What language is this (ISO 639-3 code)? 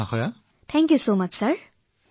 asm